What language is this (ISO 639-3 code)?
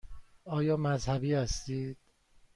fas